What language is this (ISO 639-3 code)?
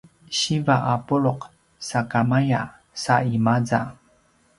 pwn